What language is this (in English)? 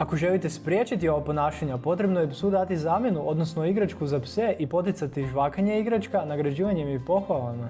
Croatian